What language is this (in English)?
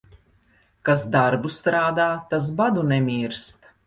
Latvian